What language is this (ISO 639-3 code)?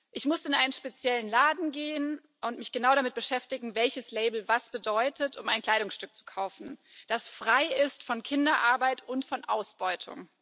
deu